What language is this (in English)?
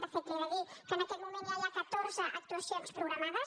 Catalan